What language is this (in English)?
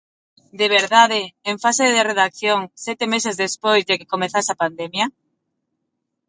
Galician